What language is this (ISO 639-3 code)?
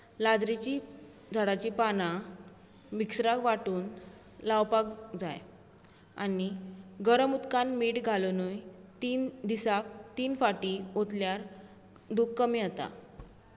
kok